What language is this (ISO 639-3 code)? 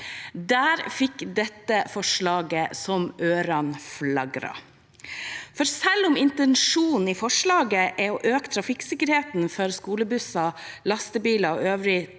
nor